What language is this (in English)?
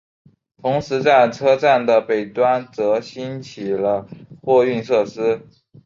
Chinese